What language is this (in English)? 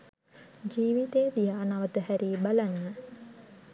Sinhala